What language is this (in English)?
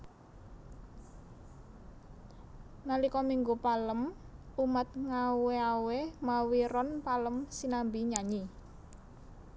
Javanese